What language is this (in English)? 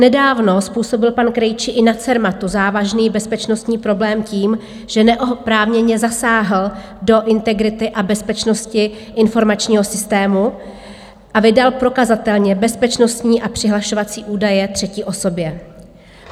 Czech